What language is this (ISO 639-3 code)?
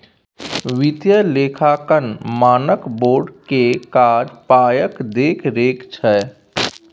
mai